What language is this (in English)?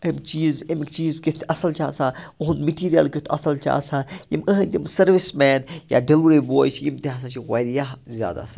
Kashmiri